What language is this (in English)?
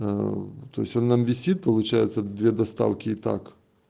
Russian